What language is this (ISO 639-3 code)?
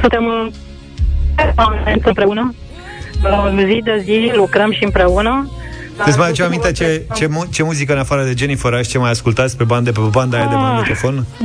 ron